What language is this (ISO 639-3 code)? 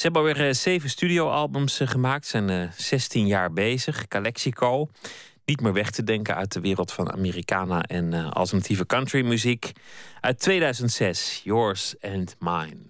nld